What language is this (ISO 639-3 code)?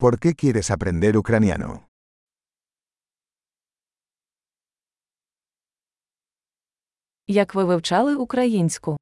ukr